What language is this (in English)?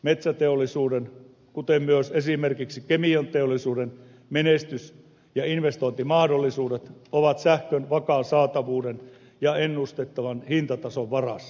Finnish